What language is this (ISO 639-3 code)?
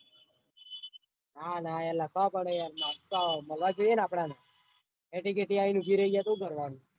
guj